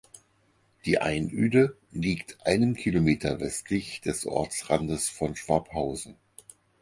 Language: German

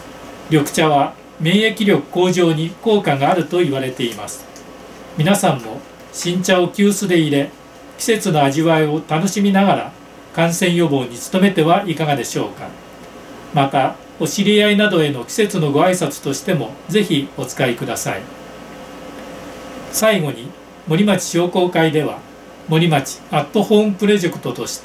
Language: Japanese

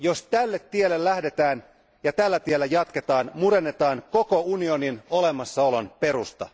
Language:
Finnish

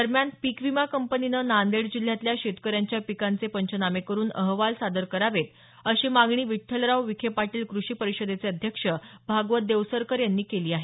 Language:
Marathi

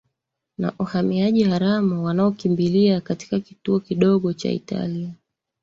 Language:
Swahili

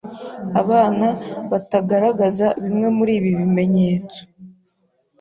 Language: Kinyarwanda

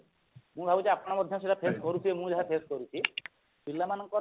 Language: Odia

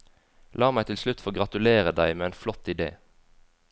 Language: Norwegian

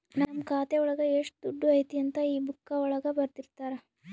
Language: Kannada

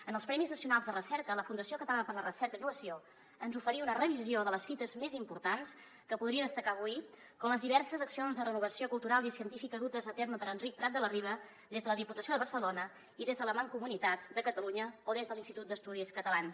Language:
Catalan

